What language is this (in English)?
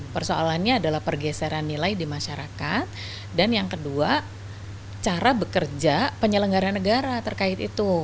Indonesian